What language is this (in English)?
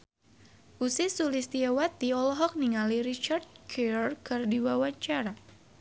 Sundanese